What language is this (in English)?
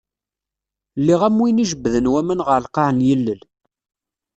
Kabyle